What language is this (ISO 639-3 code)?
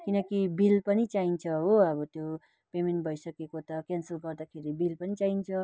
nep